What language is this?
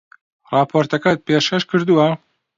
Central Kurdish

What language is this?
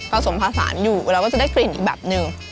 Thai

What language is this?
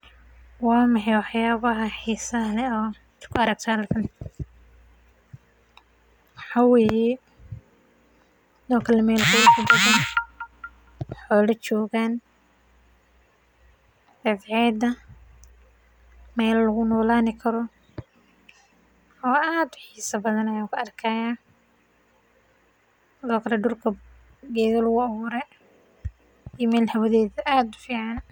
Somali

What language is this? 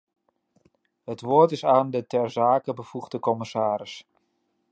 Dutch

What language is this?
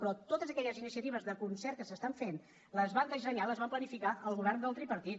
Catalan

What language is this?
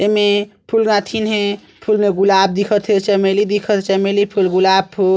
Chhattisgarhi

